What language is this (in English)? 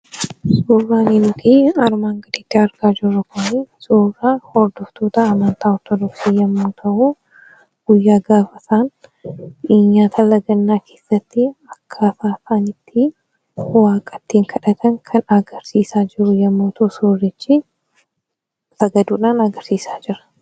Oromo